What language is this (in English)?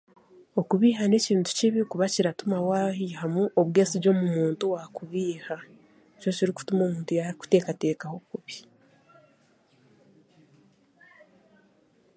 Chiga